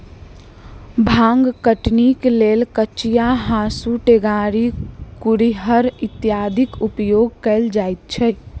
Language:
Maithili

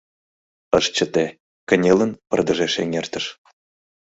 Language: Mari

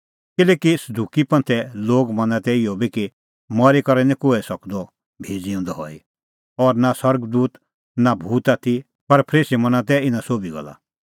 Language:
Kullu Pahari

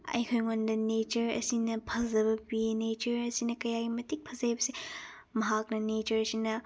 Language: Manipuri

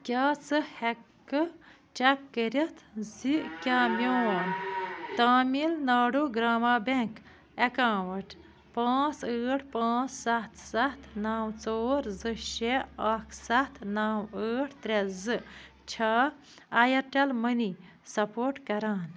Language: Kashmiri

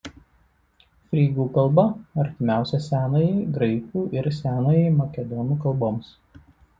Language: Lithuanian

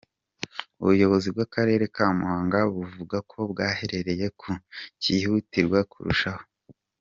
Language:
Kinyarwanda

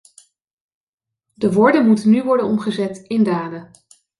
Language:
Dutch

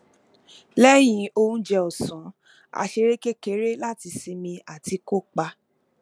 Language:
Yoruba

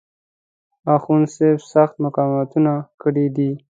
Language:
Pashto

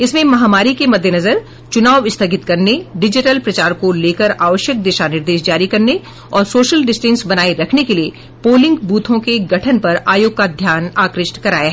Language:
Hindi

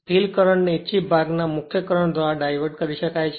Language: Gujarati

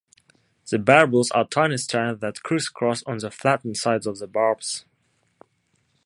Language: English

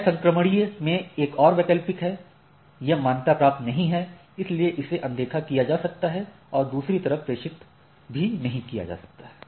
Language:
Hindi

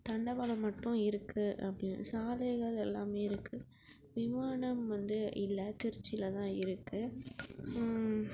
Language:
Tamil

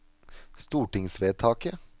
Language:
Norwegian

